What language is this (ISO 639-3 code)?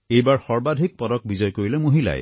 asm